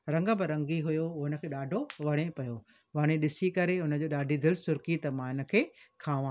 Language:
Sindhi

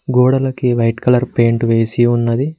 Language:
Telugu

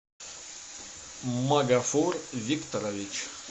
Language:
Russian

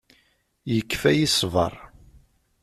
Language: Kabyle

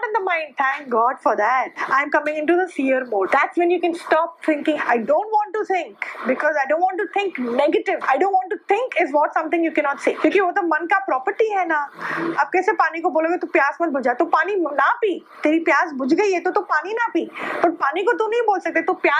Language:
Hindi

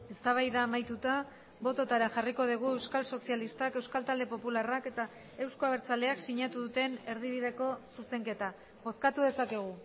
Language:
Basque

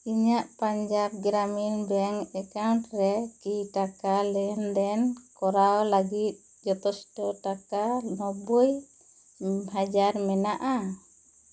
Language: Santali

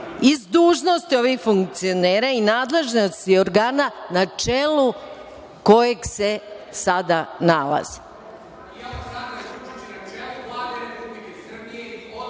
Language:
Serbian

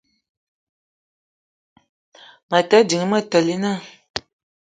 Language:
Eton (Cameroon)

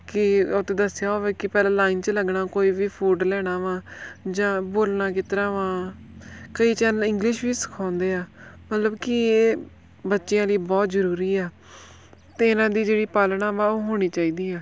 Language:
Punjabi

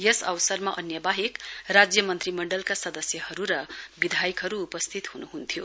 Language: Nepali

